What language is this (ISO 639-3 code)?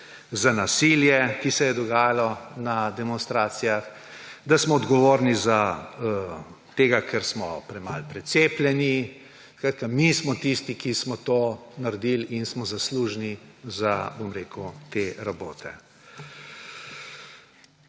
slv